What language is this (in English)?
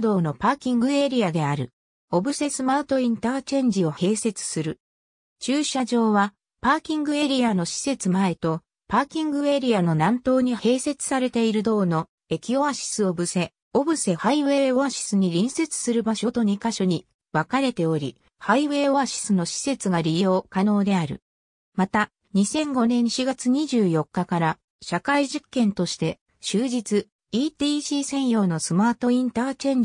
Japanese